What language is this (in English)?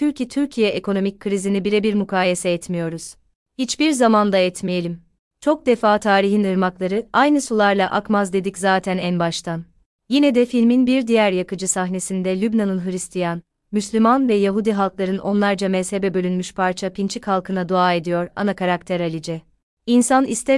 Turkish